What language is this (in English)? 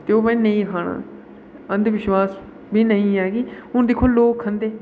Dogri